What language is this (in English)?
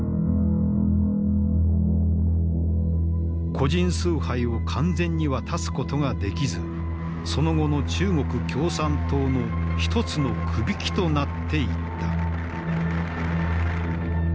Japanese